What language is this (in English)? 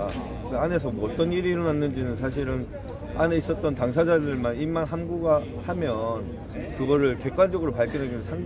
Korean